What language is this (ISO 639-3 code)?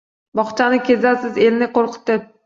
uzb